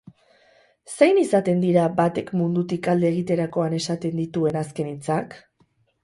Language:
Basque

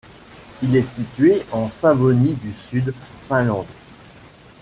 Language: French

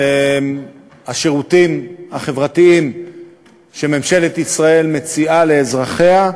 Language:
Hebrew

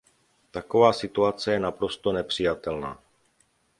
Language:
Czech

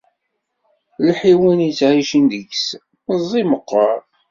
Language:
Kabyle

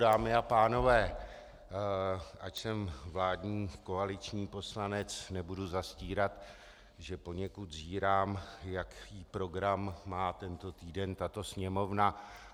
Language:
Czech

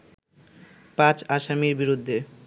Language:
Bangla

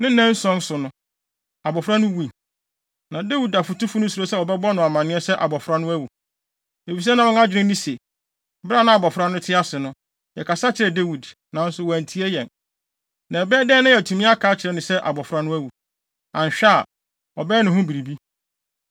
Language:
Akan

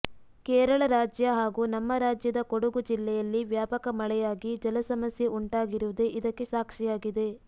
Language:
Kannada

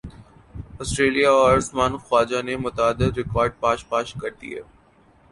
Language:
Urdu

